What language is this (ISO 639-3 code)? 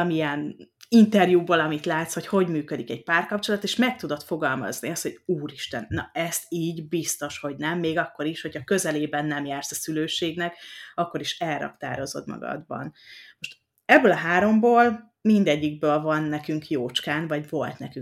hun